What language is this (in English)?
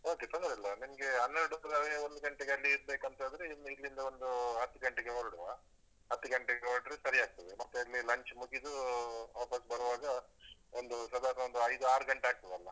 Kannada